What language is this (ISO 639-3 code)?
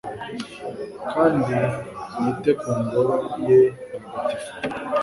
kin